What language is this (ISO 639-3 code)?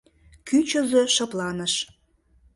chm